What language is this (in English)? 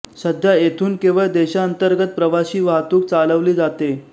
Marathi